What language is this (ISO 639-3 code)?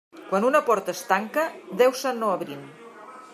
cat